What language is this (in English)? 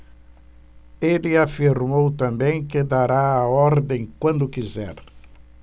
Portuguese